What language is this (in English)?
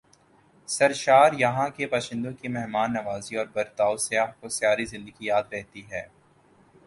Urdu